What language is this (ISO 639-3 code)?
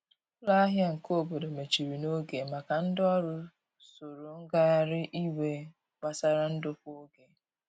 ibo